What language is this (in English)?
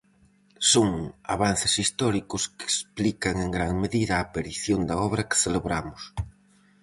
Galician